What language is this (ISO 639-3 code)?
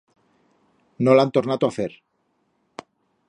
arg